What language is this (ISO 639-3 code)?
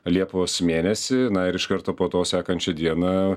lit